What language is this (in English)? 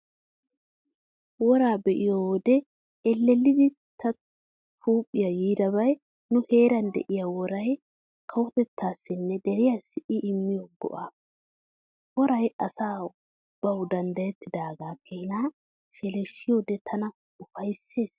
Wolaytta